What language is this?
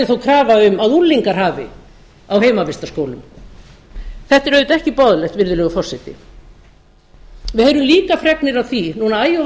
Icelandic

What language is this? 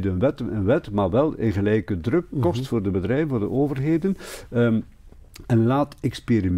Dutch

